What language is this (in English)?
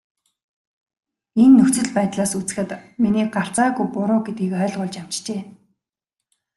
Mongolian